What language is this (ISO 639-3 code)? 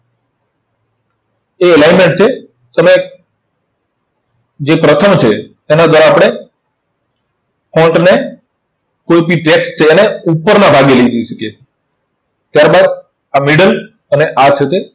guj